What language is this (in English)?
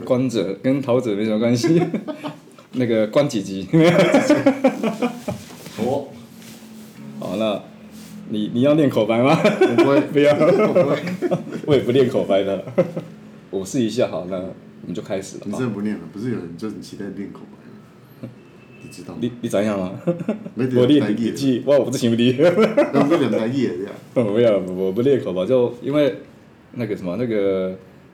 Chinese